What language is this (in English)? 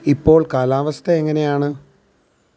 Malayalam